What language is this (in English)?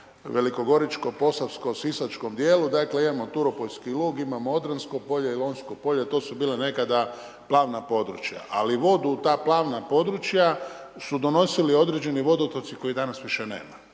Croatian